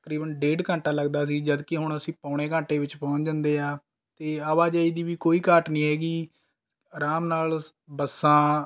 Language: Punjabi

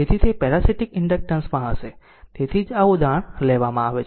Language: Gujarati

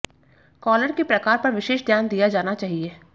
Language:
Hindi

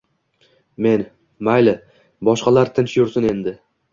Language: Uzbek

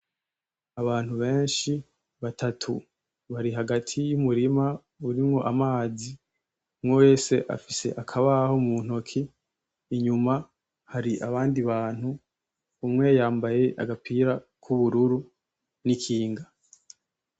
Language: Rundi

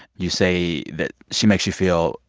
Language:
English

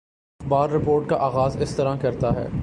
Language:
Urdu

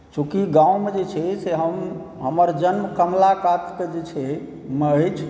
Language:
Maithili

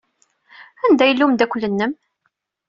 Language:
Kabyle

